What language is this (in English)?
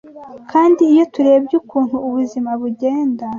Kinyarwanda